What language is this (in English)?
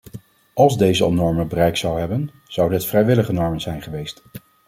Dutch